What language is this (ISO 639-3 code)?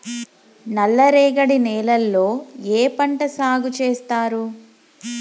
tel